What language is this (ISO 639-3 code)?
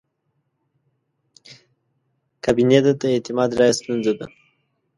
pus